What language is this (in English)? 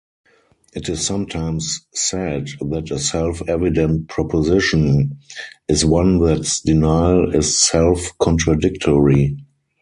English